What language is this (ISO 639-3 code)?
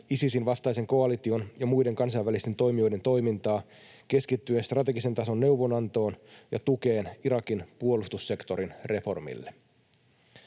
fin